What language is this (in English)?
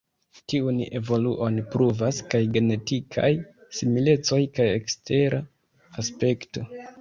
Esperanto